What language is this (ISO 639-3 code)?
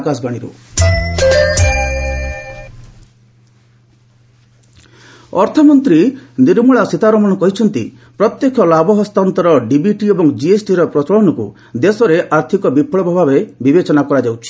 ori